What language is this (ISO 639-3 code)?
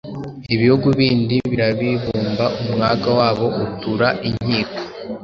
kin